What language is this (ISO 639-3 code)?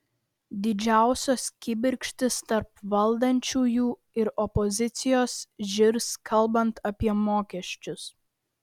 lit